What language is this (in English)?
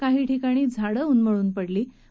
Marathi